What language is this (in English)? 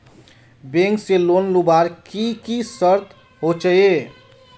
Magahi